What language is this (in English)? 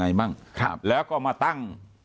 Thai